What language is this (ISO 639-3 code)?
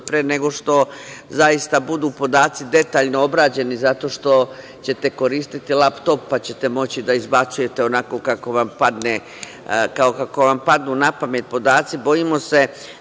srp